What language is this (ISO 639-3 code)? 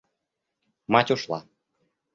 rus